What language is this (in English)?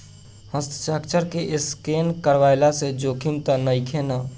Bhojpuri